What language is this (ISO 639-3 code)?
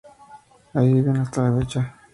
spa